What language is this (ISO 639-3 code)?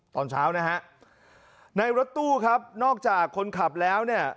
tha